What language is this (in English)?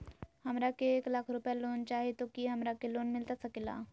Magahi